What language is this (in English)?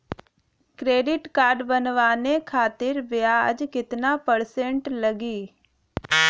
Bhojpuri